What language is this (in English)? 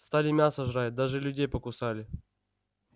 Russian